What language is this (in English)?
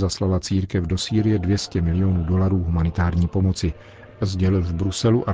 Czech